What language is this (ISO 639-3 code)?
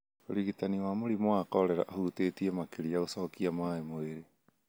kik